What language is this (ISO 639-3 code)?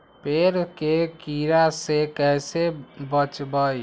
mag